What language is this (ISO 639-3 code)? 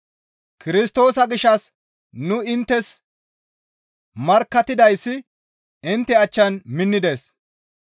gmv